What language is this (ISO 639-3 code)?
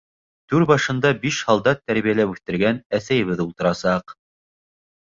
bak